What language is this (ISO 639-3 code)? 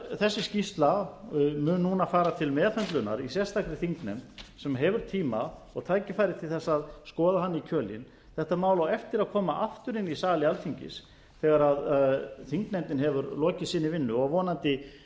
isl